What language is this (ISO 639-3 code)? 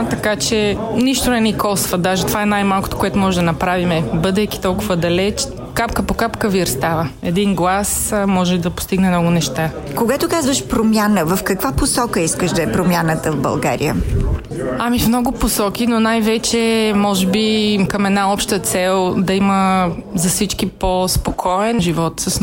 bul